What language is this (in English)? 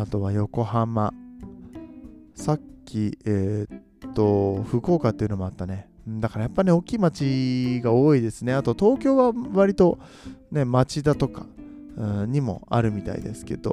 Japanese